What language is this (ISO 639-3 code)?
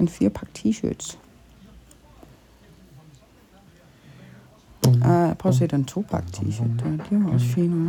dan